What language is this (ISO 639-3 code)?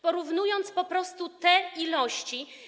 pol